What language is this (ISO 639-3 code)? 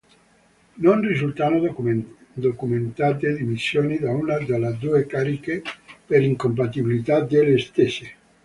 ita